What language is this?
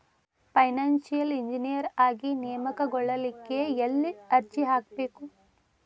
Kannada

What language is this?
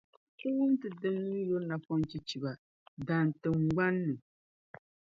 Dagbani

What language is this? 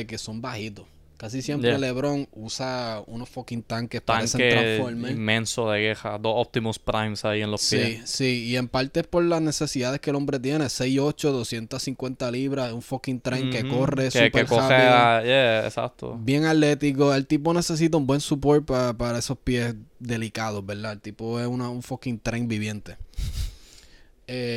Spanish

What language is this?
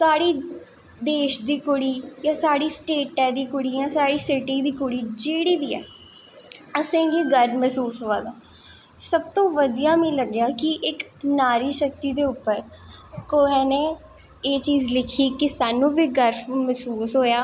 Dogri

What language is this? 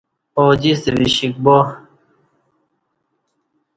Kati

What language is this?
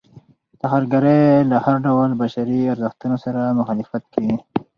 Pashto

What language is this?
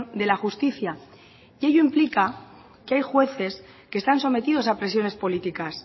Spanish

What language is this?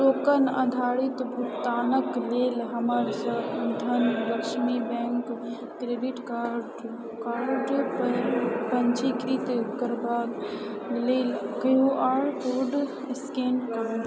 Maithili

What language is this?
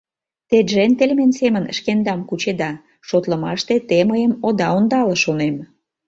Mari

